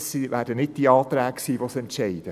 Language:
Swiss German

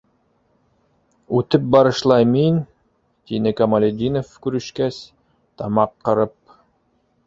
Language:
Bashkir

